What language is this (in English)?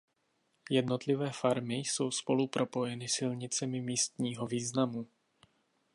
Czech